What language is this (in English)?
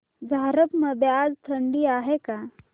Marathi